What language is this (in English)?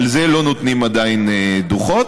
Hebrew